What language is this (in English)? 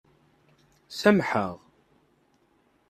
Kabyle